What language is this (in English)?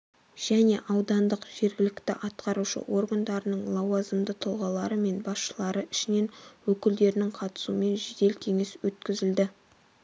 Kazakh